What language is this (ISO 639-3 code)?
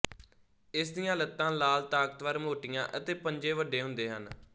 pan